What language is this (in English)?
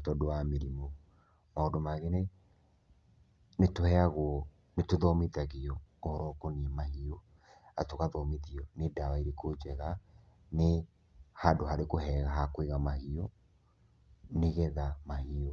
Kikuyu